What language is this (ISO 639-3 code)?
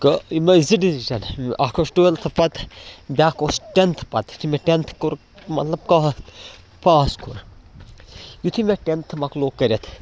kas